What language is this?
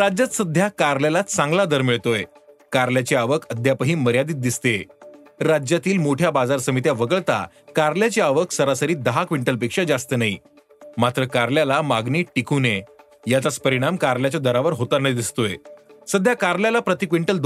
Marathi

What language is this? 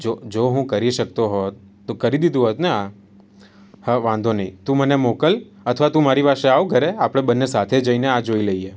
Gujarati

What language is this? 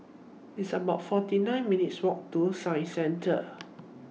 English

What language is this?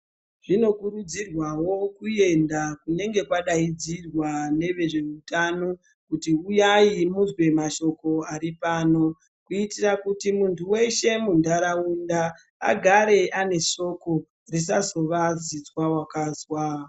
Ndau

